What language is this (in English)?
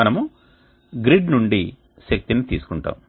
Telugu